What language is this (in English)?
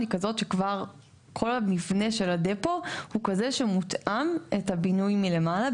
Hebrew